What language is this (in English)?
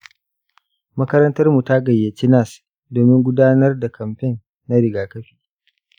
Hausa